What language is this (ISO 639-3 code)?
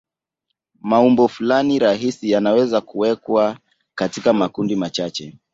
swa